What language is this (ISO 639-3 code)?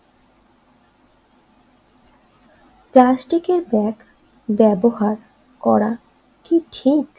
ben